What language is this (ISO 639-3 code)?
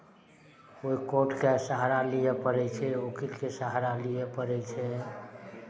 mai